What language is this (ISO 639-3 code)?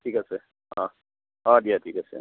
asm